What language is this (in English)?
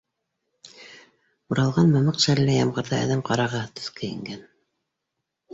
Bashkir